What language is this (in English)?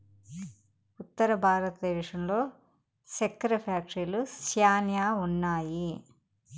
Telugu